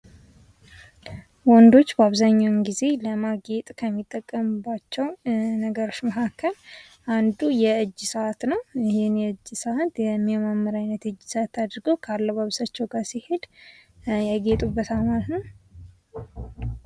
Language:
Amharic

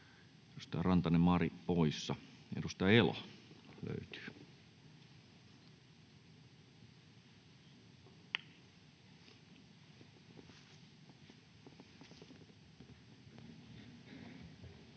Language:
Finnish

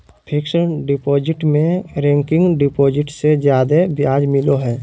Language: Magahi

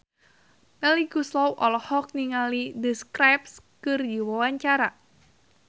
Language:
Sundanese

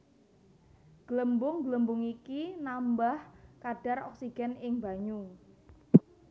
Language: Javanese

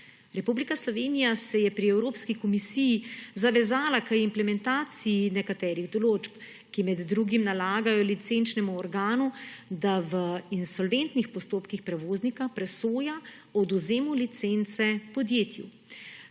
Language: Slovenian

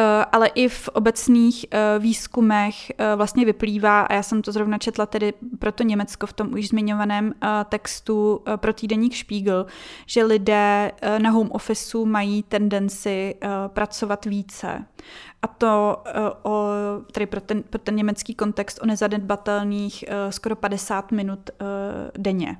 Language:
Czech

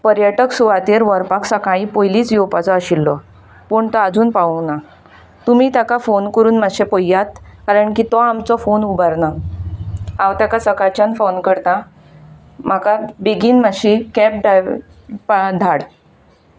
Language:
Konkani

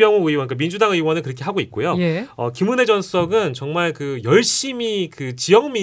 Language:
Korean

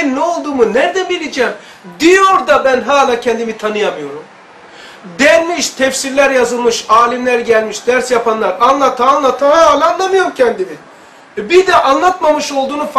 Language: Turkish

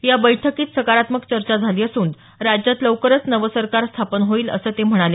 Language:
Marathi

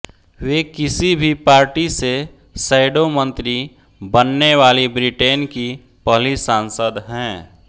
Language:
Hindi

